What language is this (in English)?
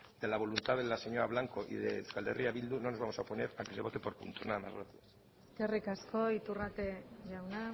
Spanish